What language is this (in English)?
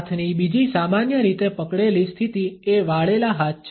Gujarati